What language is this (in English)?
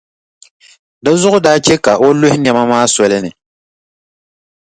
Dagbani